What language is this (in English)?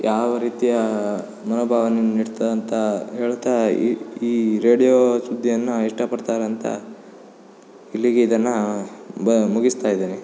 Kannada